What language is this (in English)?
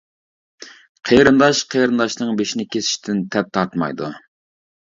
Uyghur